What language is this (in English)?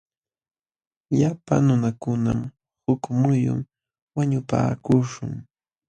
Jauja Wanca Quechua